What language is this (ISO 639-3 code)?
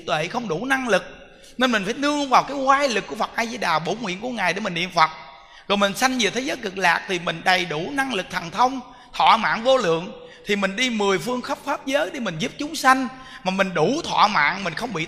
vie